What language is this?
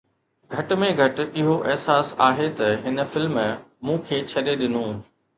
Sindhi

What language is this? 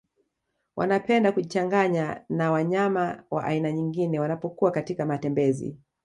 Swahili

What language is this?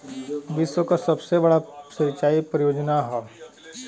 Bhojpuri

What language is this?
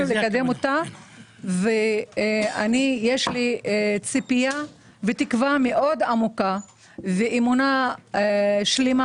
Hebrew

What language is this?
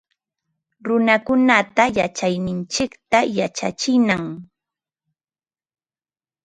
Ambo-Pasco Quechua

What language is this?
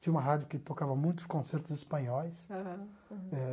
Portuguese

